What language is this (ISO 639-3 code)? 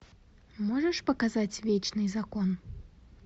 rus